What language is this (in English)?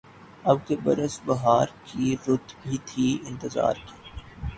Urdu